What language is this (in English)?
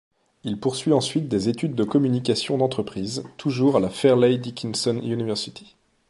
French